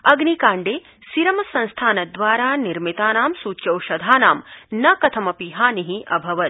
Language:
Sanskrit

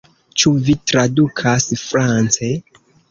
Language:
Esperanto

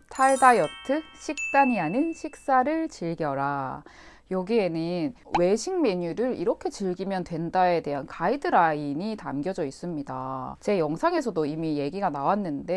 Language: Korean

